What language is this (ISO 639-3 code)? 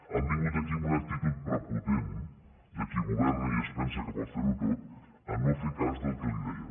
cat